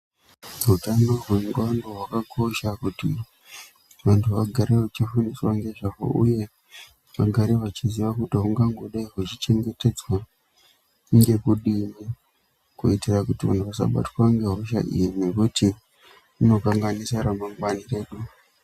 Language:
Ndau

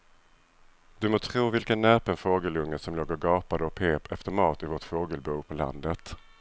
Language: Swedish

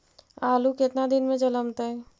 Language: Magahi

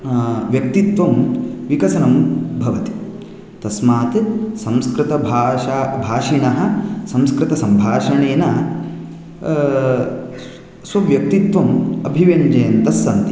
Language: Sanskrit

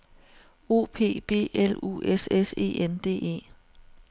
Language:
Danish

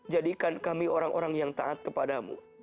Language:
Indonesian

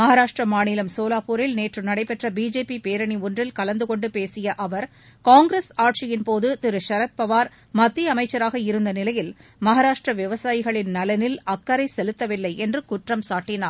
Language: Tamil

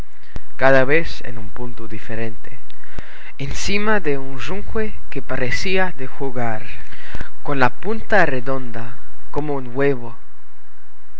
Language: Spanish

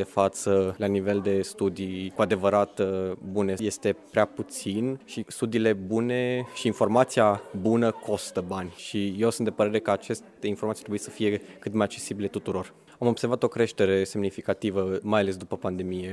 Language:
Romanian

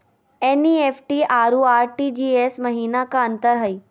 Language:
Magahi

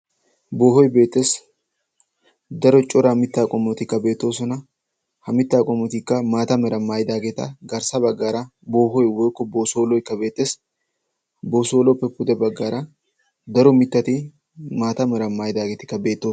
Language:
Wolaytta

